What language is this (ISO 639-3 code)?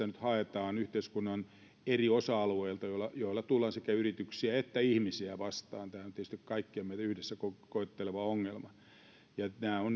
fin